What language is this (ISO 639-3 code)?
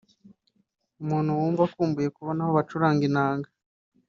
kin